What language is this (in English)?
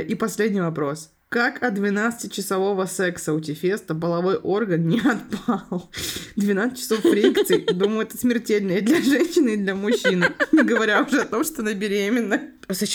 Russian